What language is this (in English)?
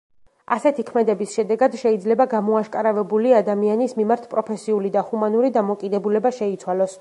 Georgian